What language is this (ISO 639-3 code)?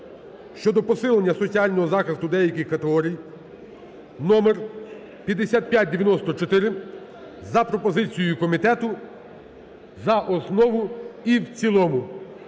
ukr